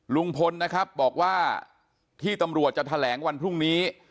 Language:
Thai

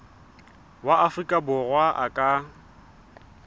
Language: Southern Sotho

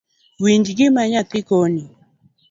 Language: Luo (Kenya and Tanzania)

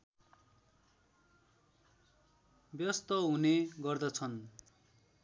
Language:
Nepali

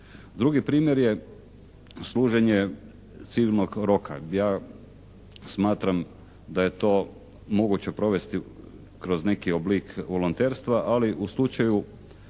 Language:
Croatian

